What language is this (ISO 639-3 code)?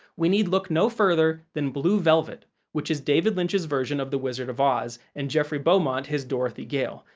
eng